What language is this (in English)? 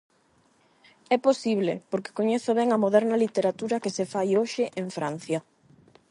Galician